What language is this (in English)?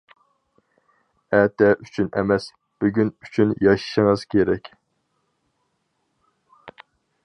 Uyghur